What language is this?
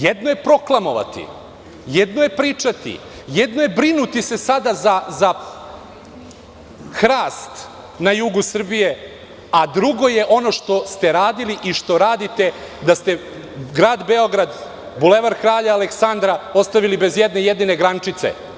Serbian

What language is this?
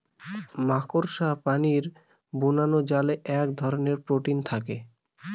Bangla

